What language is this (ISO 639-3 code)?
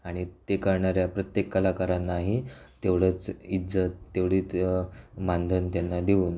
mar